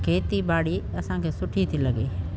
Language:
Sindhi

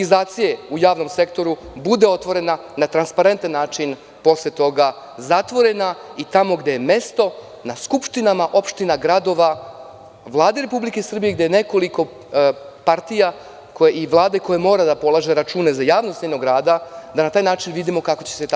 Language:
Serbian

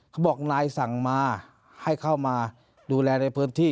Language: Thai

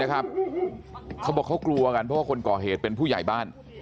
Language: Thai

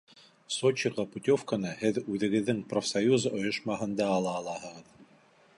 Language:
Bashkir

